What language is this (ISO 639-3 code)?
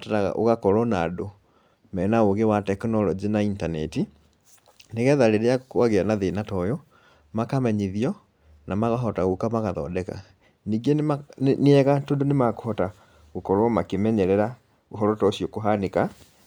kik